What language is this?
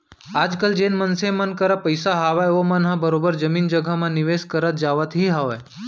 Chhattisgarhi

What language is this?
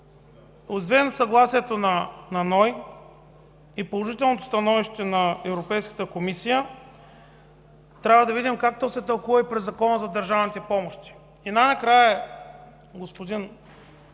Bulgarian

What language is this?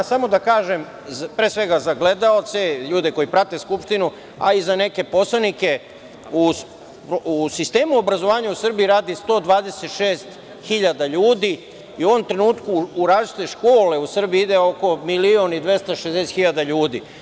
Serbian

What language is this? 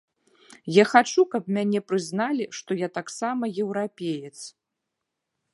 Belarusian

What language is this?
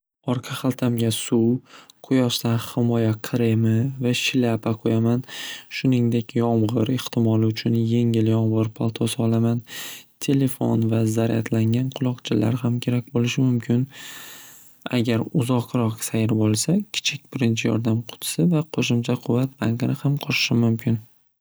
Uzbek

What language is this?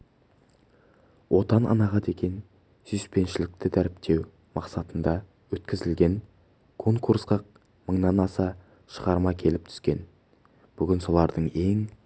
Kazakh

